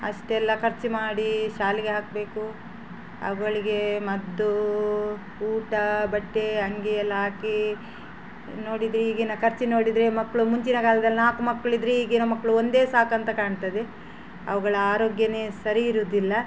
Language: Kannada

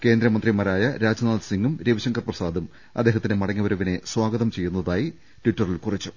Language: Malayalam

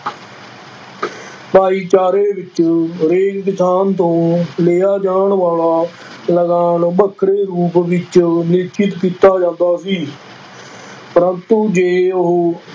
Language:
Punjabi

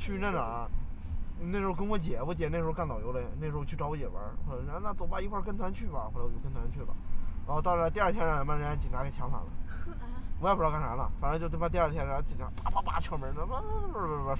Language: Chinese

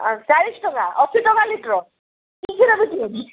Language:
Odia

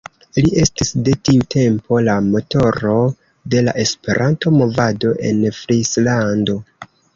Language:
Esperanto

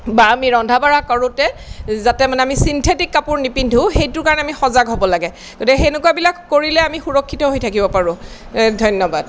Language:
Assamese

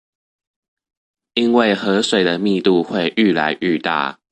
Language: Chinese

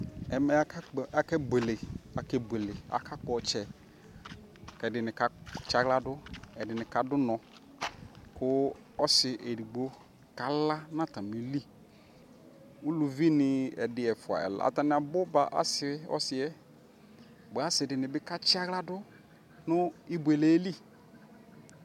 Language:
Ikposo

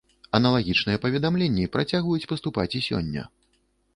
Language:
Belarusian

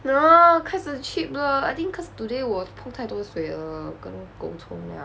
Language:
English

